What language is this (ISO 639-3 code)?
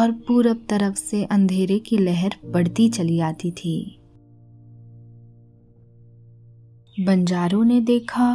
hin